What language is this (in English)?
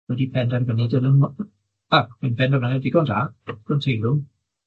Welsh